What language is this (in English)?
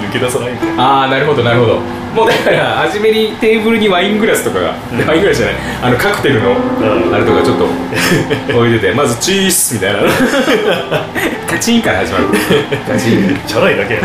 Japanese